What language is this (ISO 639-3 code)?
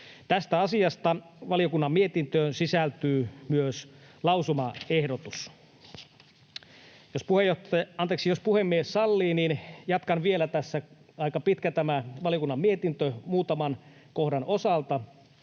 fin